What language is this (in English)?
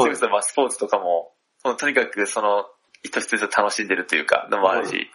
Japanese